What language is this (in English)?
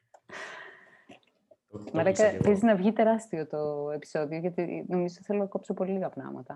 Greek